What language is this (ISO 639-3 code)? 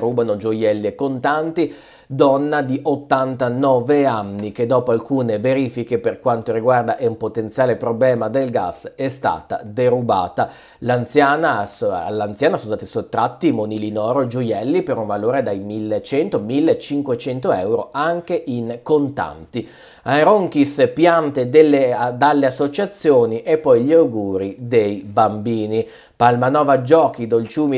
ita